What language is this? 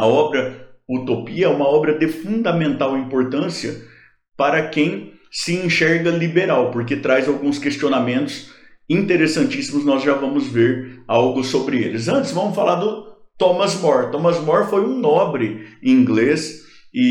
Portuguese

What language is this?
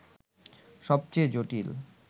Bangla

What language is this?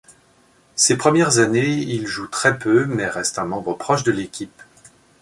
French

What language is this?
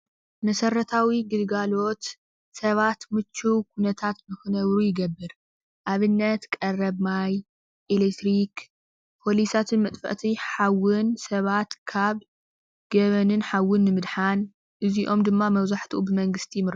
Tigrinya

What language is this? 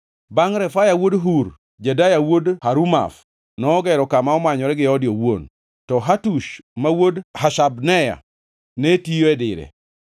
Luo (Kenya and Tanzania)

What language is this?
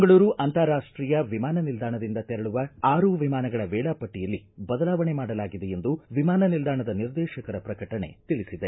Kannada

